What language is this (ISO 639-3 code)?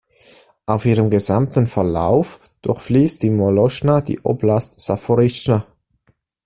deu